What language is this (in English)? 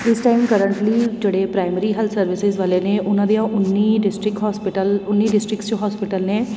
Punjabi